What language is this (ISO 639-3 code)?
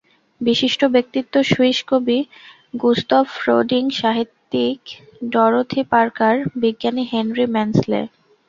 ben